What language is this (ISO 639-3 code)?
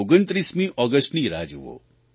guj